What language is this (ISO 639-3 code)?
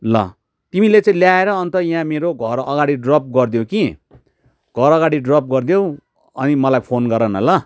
nep